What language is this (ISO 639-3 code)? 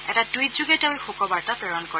asm